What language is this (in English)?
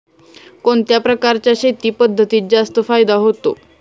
Marathi